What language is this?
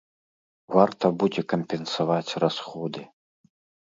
Belarusian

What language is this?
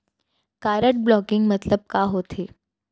Chhattisgarhi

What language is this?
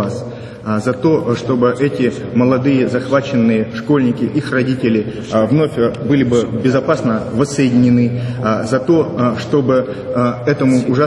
Russian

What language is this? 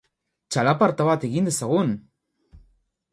Basque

